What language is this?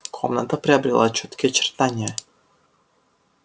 Russian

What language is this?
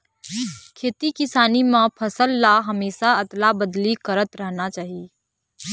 Chhattisgarhi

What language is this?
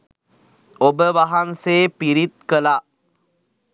Sinhala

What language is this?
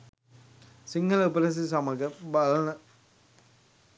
Sinhala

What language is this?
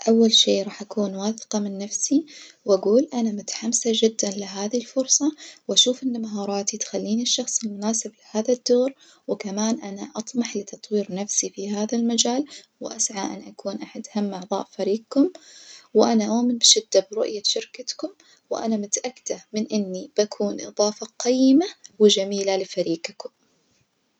Najdi Arabic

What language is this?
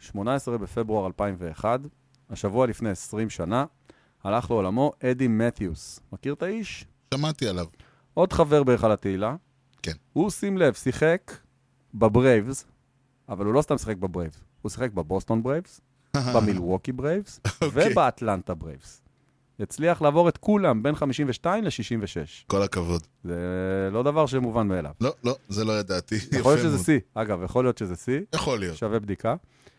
Hebrew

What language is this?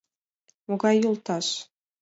Mari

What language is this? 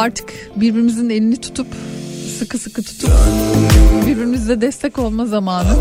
Turkish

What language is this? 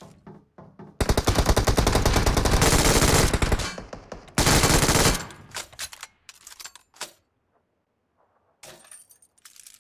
Spanish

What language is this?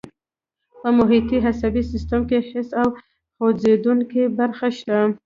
Pashto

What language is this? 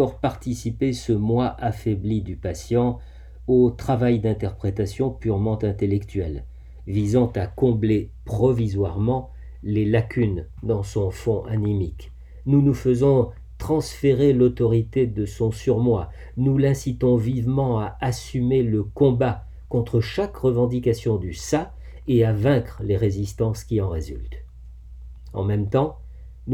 French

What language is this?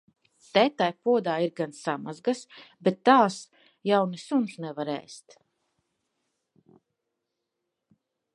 Latvian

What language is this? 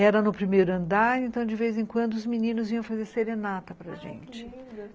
Portuguese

